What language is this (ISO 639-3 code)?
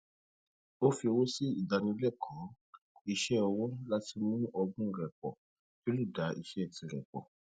yor